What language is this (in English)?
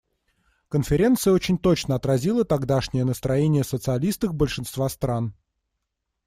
Russian